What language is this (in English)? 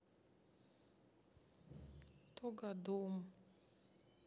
Russian